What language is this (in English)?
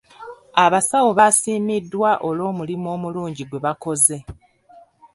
Ganda